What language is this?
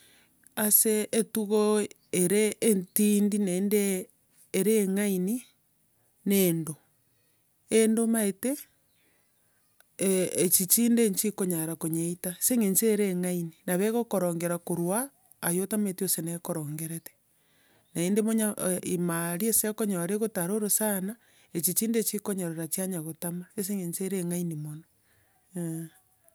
Gusii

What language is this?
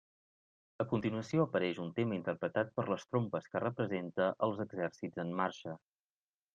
Catalan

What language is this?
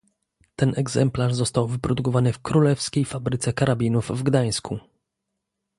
Polish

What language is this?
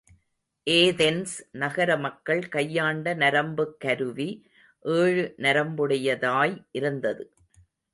Tamil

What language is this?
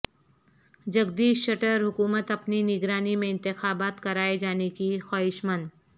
Urdu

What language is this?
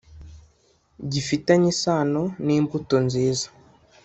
Kinyarwanda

